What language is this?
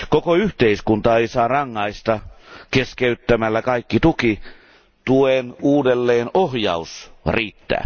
Finnish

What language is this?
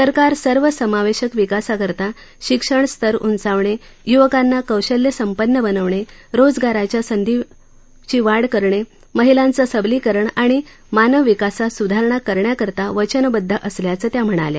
Marathi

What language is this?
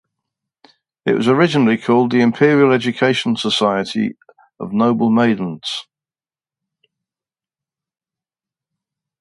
English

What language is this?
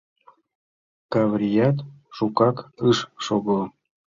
Mari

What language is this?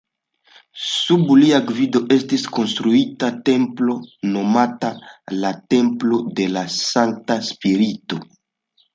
Esperanto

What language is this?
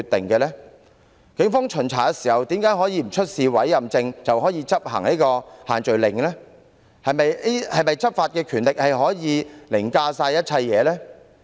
Cantonese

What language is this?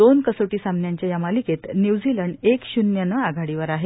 Marathi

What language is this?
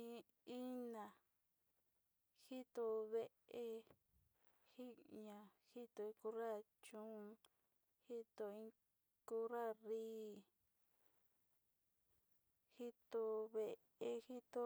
Sinicahua Mixtec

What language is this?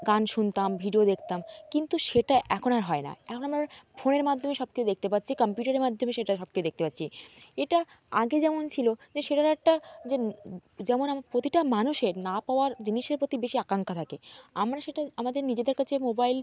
Bangla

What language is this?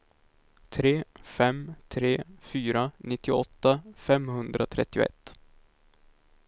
Swedish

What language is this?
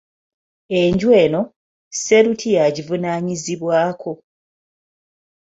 Ganda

